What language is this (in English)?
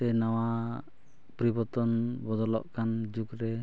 Santali